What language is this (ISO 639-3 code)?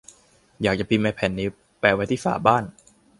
tha